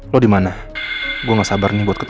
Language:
Indonesian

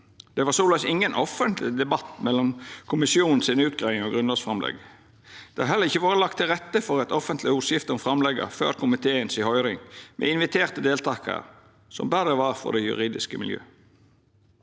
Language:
Norwegian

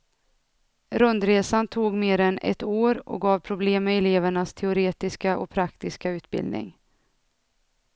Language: Swedish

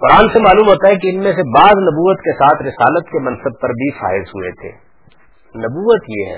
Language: Urdu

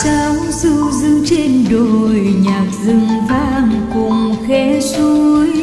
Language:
Vietnamese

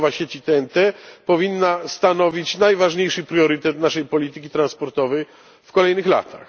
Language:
Polish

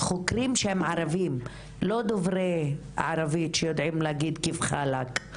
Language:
Hebrew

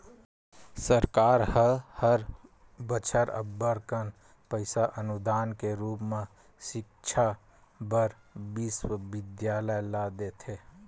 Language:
Chhattisgarhi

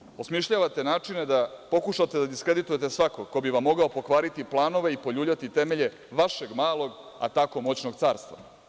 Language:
Serbian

